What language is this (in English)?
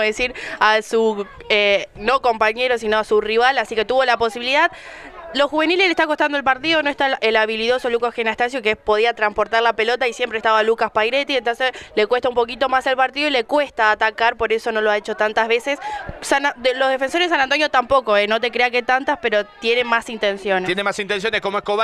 Spanish